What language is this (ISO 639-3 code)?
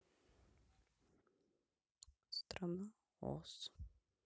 rus